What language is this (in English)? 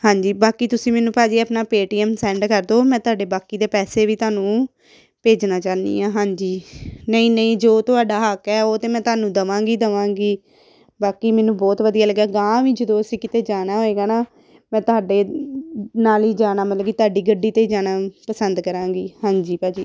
Punjabi